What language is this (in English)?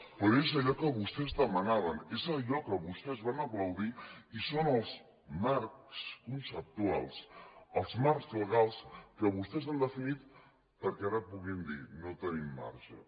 Catalan